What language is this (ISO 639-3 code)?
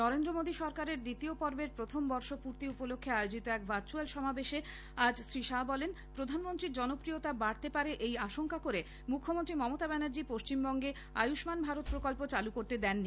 ben